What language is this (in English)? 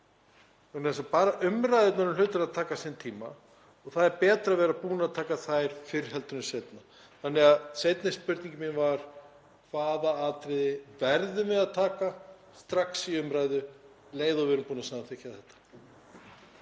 Icelandic